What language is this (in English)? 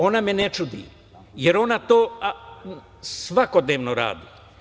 Serbian